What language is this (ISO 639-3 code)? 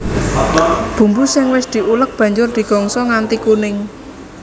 jav